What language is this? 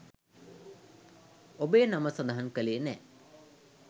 Sinhala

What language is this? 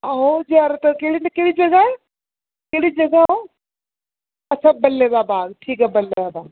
Dogri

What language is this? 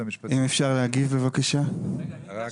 Hebrew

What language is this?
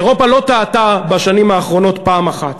Hebrew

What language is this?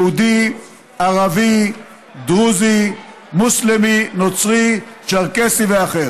Hebrew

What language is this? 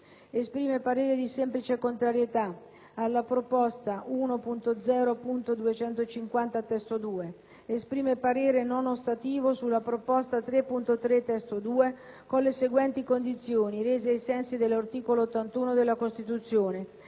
Italian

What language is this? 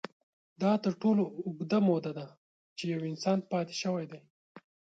Pashto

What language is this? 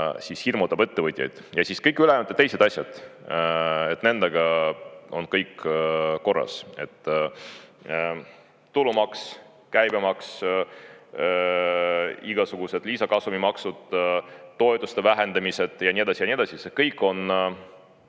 Estonian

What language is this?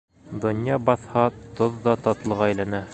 Bashkir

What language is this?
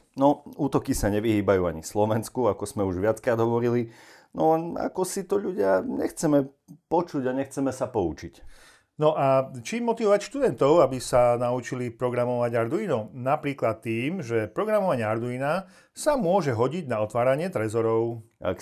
Slovak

